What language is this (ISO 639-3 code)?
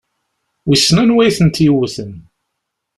kab